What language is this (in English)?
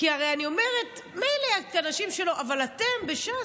Hebrew